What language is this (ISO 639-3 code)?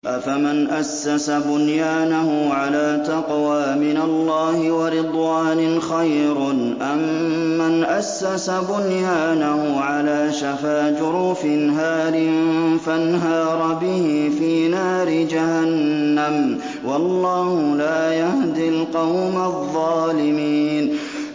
ara